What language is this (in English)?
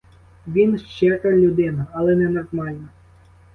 Ukrainian